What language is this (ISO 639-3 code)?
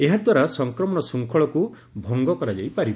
ori